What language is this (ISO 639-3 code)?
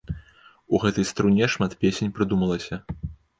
bel